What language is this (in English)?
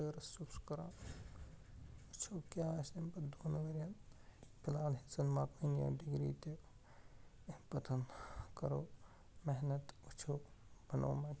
Kashmiri